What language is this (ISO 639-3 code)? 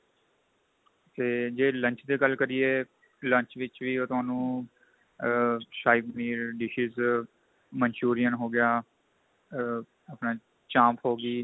pan